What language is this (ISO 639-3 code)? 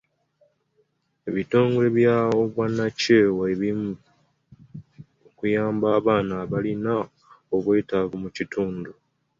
lug